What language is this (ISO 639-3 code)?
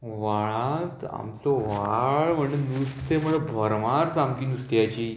kok